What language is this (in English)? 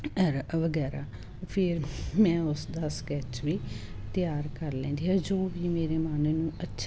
Punjabi